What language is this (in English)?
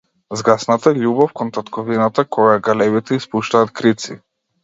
Macedonian